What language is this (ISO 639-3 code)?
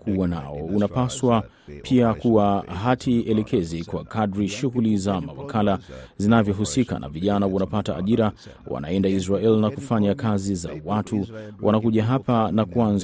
swa